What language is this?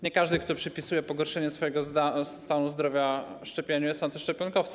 Polish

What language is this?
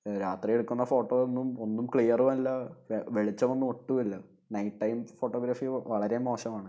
Malayalam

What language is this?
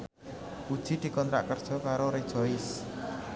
Javanese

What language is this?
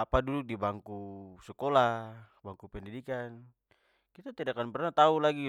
Papuan Malay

